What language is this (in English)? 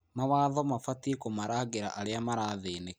Kikuyu